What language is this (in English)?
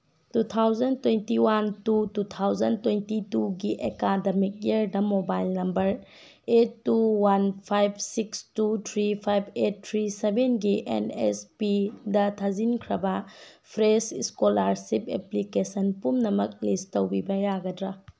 Manipuri